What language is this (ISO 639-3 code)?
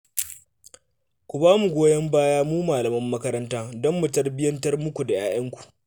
hau